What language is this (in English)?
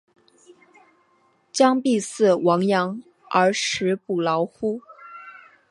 Chinese